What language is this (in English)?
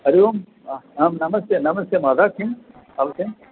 Sanskrit